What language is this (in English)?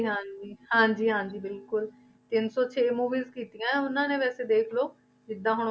Punjabi